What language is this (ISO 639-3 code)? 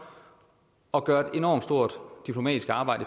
dan